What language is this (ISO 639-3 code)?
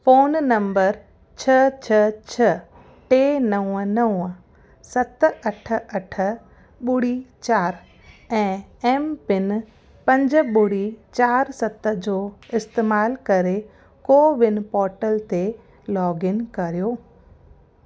snd